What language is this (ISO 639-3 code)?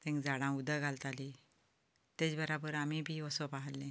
kok